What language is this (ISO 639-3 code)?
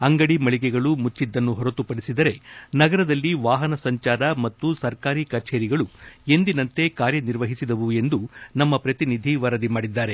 kan